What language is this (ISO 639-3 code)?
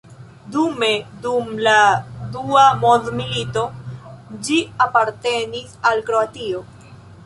epo